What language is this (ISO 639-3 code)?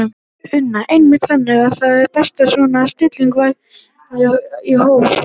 isl